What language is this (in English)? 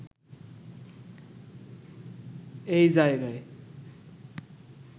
Bangla